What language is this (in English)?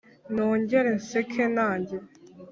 Kinyarwanda